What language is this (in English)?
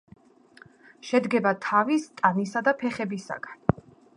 Georgian